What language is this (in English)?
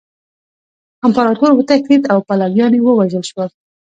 Pashto